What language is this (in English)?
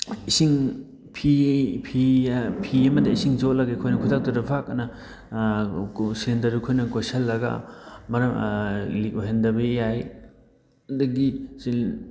Manipuri